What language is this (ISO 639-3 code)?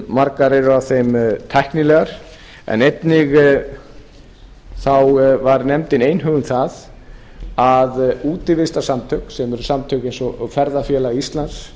isl